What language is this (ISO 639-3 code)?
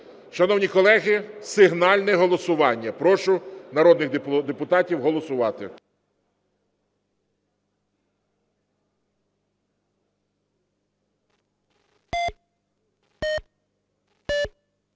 ukr